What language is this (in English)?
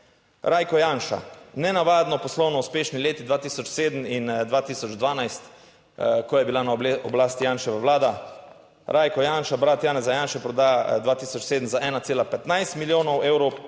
Slovenian